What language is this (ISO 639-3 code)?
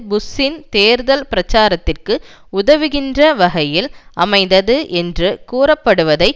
tam